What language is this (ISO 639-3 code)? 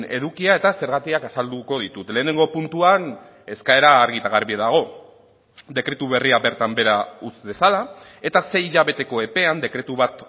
eus